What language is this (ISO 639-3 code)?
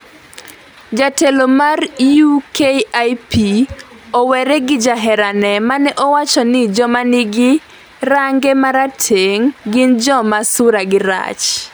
luo